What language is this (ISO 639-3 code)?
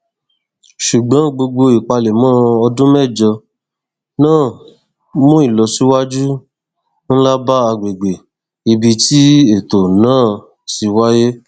yor